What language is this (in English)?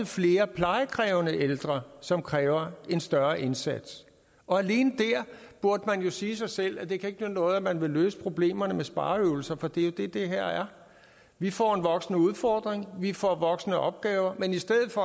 Danish